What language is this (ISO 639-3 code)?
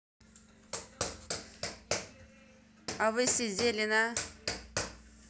rus